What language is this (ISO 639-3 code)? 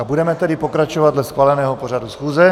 ces